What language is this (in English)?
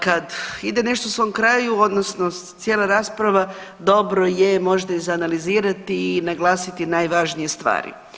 Croatian